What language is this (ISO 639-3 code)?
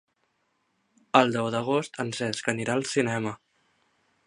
cat